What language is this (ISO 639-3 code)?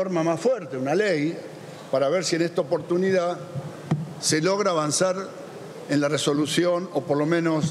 spa